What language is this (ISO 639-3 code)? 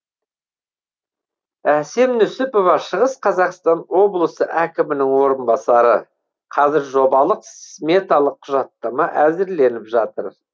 kaz